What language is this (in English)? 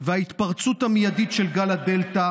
Hebrew